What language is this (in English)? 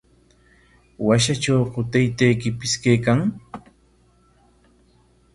Corongo Ancash Quechua